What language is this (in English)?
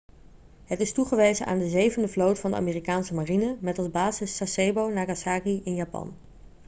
Dutch